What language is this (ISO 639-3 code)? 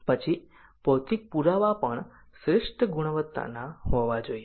guj